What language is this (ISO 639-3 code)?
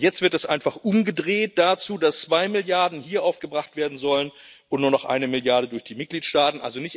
deu